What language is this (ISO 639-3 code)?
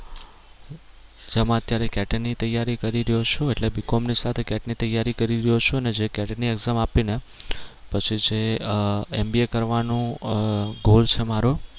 guj